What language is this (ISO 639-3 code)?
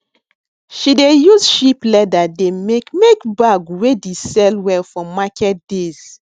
pcm